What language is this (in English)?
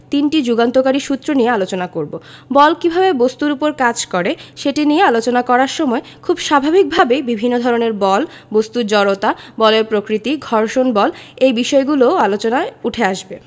Bangla